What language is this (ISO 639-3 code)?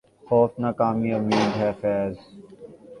urd